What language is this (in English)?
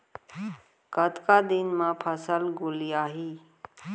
Chhattisgarhi